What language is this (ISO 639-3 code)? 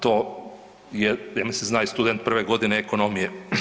hrv